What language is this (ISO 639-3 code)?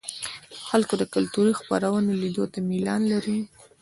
pus